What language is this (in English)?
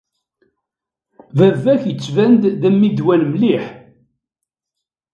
Kabyle